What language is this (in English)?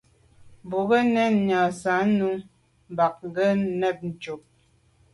Medumba